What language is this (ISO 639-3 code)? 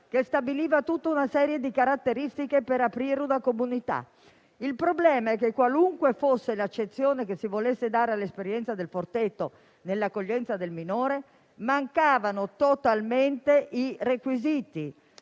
ita